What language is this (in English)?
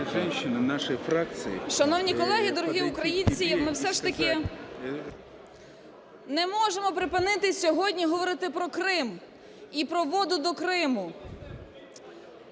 Ukrainian